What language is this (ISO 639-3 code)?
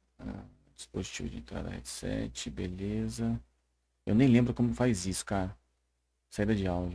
por